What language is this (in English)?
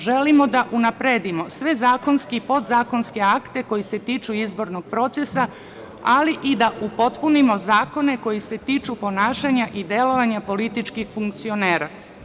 Serbian